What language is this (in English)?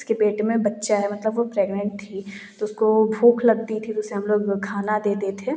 Hindi